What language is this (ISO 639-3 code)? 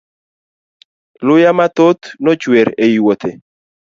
luo